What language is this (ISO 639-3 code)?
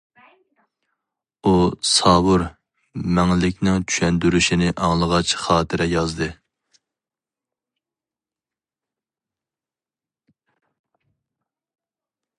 uig